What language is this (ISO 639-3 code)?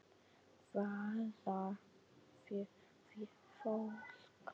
isl